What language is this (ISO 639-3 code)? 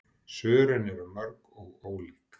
isl